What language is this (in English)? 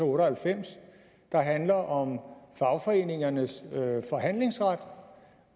Danish